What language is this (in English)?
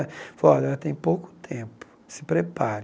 Portuguese